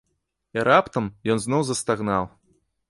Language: Belarusian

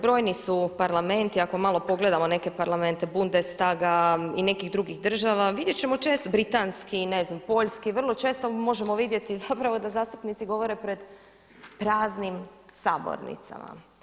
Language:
Croatian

